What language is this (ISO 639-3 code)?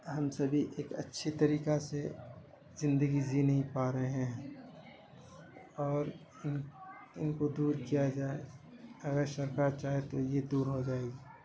urd